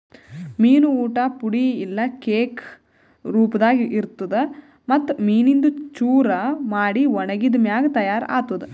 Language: Kannada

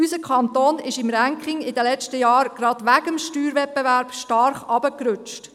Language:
Swiss German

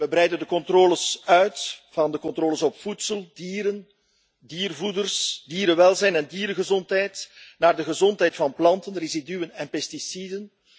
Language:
Dutch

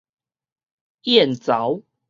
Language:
Min Nan Chinese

